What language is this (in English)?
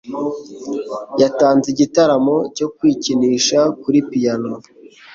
Kinyarwanda